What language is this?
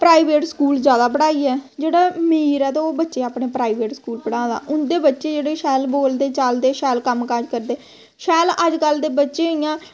Dogri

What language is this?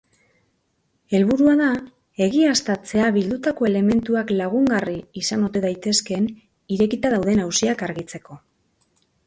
Basque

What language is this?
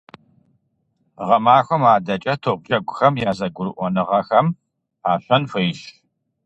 Kabardian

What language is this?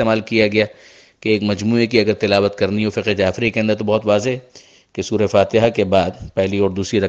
Urdu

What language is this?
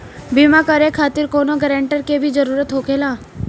Bhojpuri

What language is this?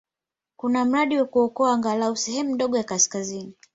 Swahili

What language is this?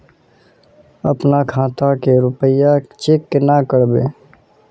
Magahi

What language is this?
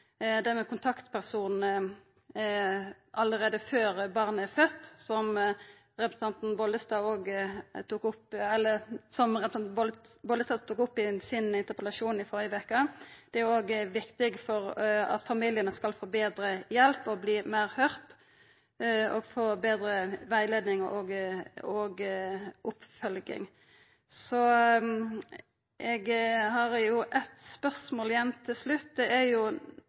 Norwegian Nynorsk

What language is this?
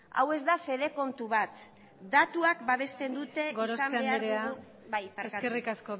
Basque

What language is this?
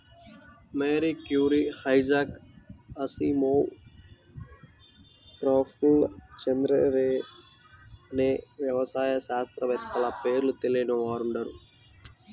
Telugu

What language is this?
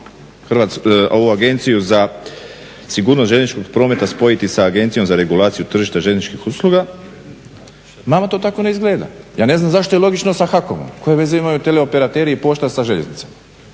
Croatian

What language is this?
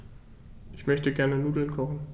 German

